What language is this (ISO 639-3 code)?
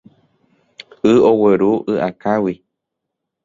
grn